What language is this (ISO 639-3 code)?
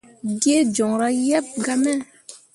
mua